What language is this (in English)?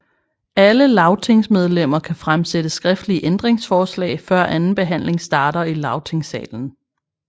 Danish